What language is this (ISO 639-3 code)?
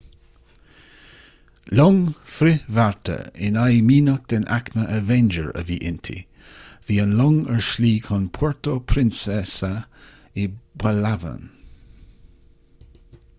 gle